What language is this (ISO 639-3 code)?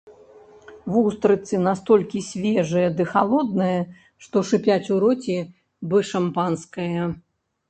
bel